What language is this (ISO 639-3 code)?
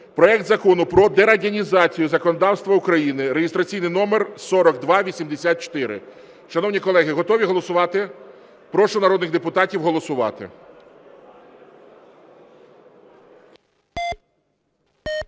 ukr